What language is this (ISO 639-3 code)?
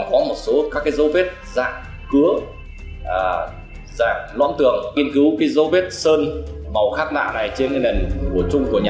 vie